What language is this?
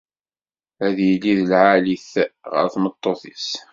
Kabyle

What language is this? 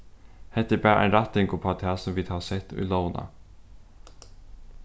Faroese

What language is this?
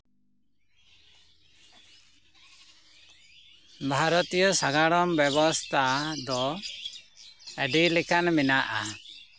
Santali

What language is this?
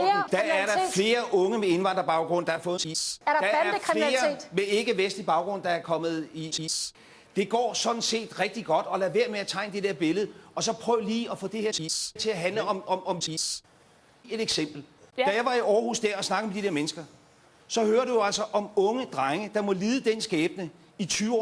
Danish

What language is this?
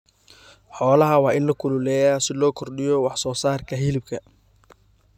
Somali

